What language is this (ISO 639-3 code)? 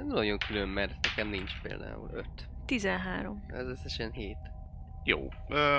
hun